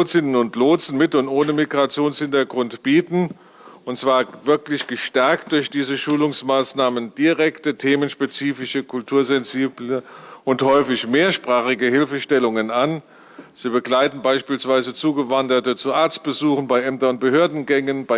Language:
German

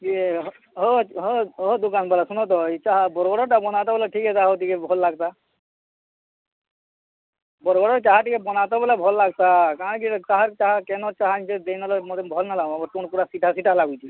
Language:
Odia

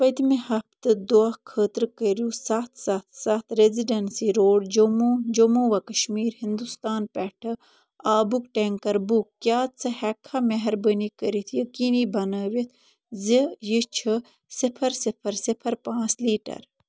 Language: Kashmiri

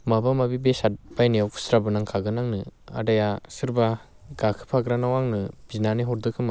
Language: Bodo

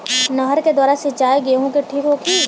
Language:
Bhojpuri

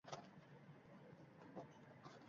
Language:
Uzbek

